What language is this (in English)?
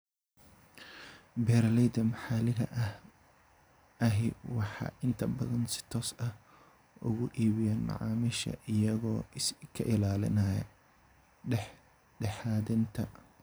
Somali